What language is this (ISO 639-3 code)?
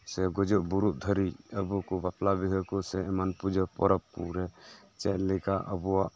sat